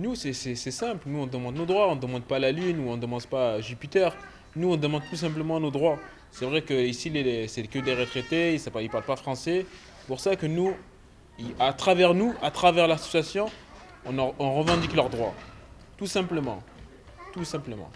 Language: French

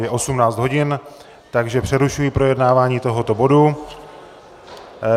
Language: Czech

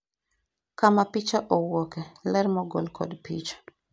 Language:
Luo (Kenya and Tanzania)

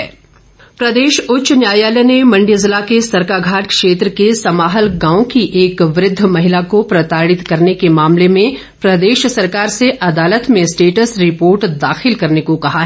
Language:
Hindi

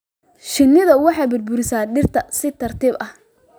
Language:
Somali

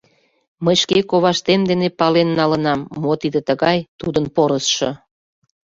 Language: Mari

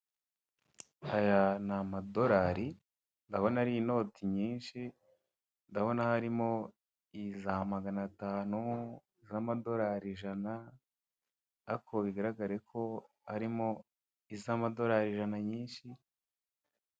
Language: Kinyarwanda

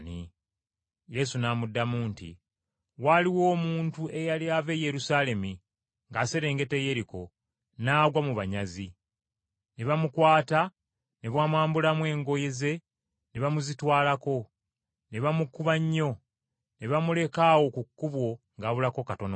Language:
Ganda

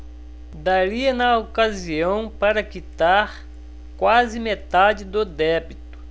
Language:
Portuguese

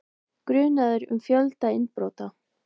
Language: Icelandic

